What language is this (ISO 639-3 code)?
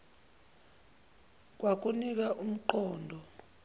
zul